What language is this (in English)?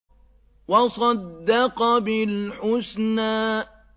Arabic